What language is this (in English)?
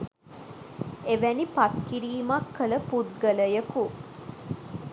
Sinhala